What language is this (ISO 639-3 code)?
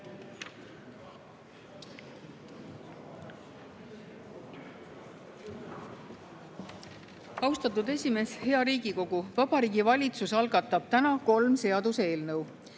est